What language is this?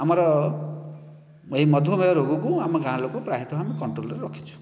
Odia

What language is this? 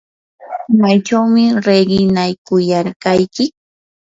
Yanahuanca Pasco Quechua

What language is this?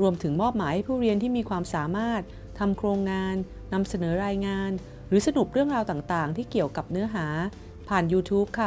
Thai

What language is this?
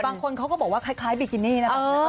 Thai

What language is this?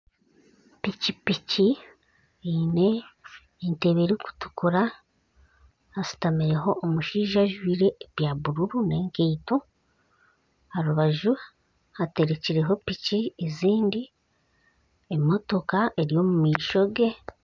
Nyankole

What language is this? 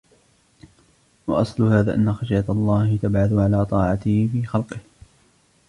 Arabic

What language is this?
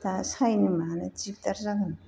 Bodo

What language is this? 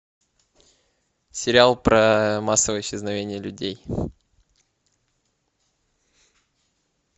Russian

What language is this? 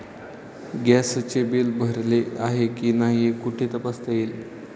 Marathi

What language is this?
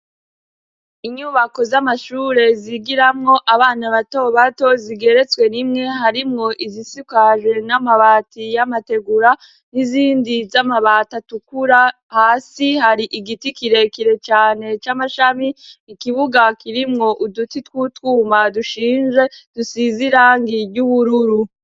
Rundi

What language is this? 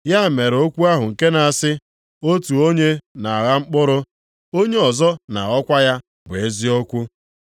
Igbo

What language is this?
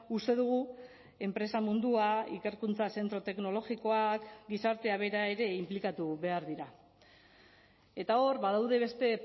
Basque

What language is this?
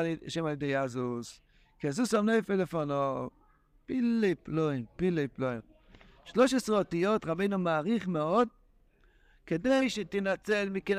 Hebrew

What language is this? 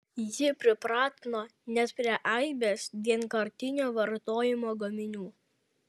Lithuanian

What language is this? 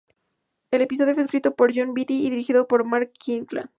Spanish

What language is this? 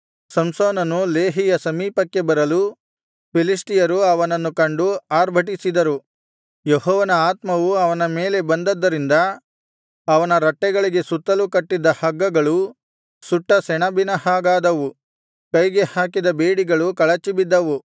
Kannada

